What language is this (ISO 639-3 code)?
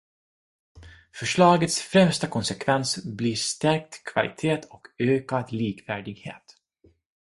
swe